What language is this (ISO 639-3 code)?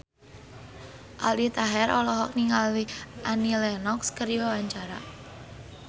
sun